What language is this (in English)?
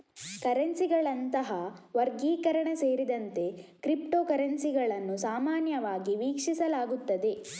Kannada